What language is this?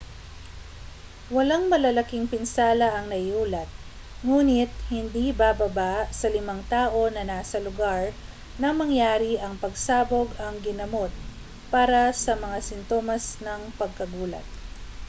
Filipino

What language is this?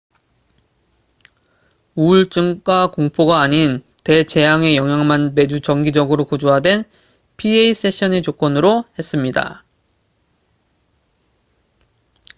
Korean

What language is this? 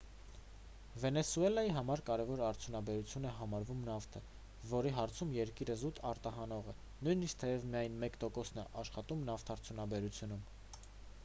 Armenian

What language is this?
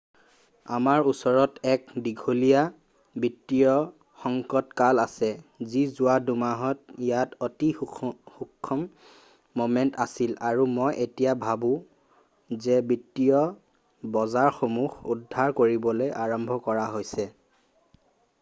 Assamese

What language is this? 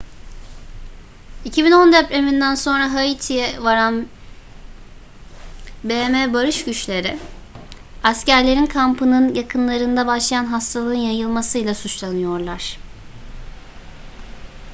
Turkish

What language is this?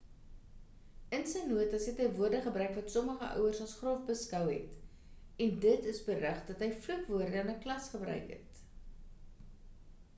Afrikaans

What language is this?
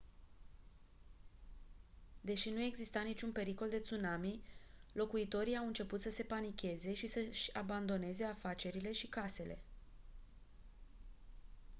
Romanian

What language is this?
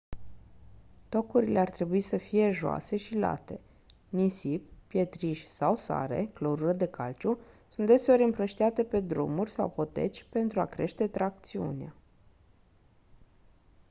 Romanian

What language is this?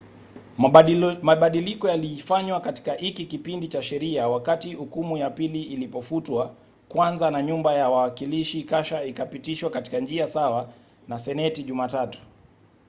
Swahili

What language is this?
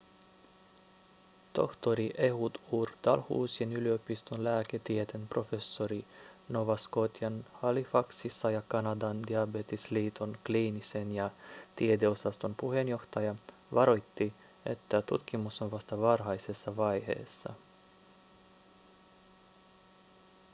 Finnish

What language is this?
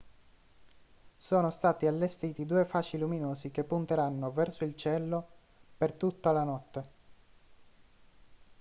Italian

